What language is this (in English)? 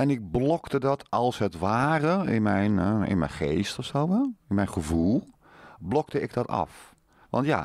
Dutch